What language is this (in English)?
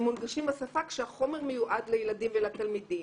Hebrew